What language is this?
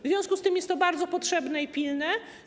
Polish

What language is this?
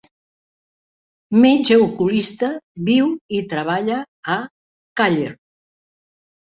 Catalan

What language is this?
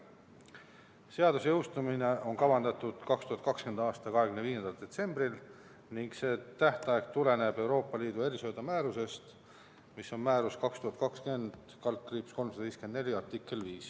Estonian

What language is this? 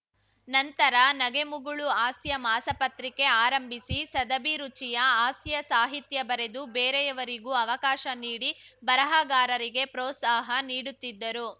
Kannada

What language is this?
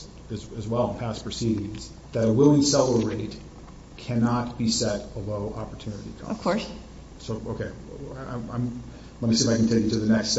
English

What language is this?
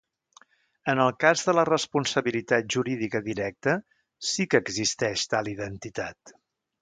Catalan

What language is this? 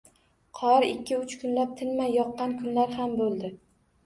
Uzbek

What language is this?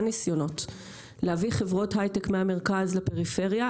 Hebrew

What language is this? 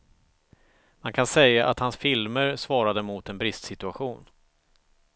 Swedish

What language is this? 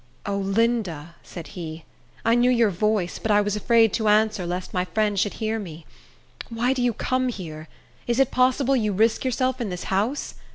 English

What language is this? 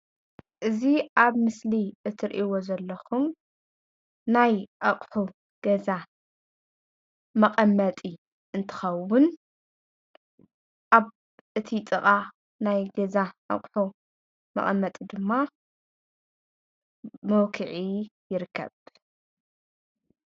Tigrinya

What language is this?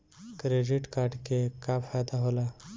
Bhojpuri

